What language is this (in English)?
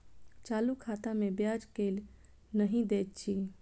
Maithili